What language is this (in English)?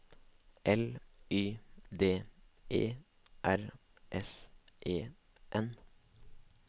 Norwegian